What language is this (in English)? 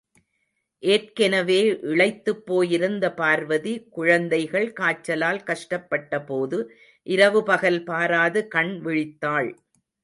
Tamil